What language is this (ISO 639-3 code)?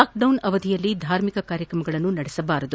kan